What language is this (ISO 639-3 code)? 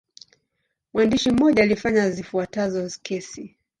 swa